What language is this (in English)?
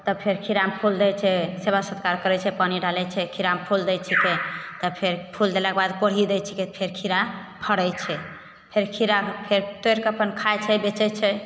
Maithili